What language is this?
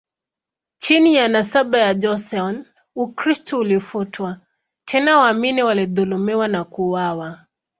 Swahili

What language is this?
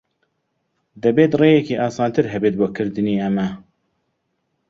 Central Kurdish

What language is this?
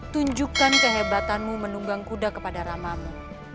Indonesian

